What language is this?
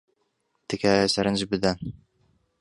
Central Kurdish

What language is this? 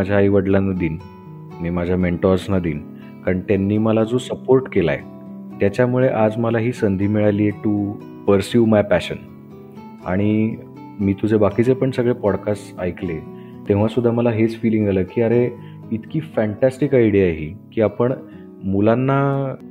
Marathi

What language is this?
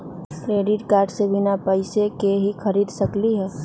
Magahi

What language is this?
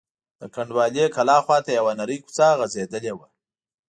Pashto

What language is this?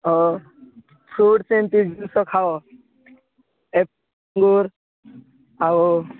Odia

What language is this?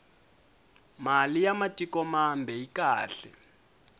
Tsonga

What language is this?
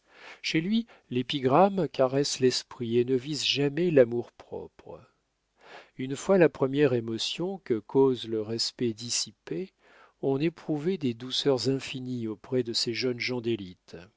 French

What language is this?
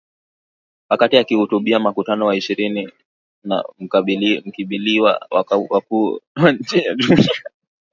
Swahili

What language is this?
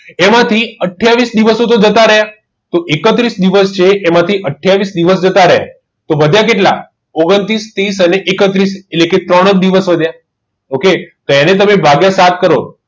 Gujarati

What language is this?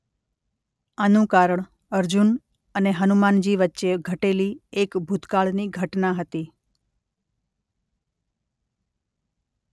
Gujarati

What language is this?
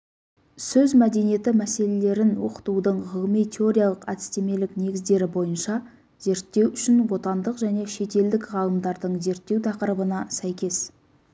Kazakh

